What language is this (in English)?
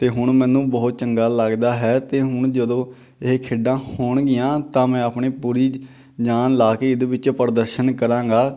Punjabi